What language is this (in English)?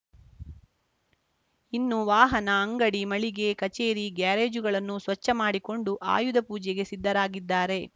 Kannada